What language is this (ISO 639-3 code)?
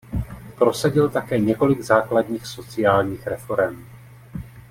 ces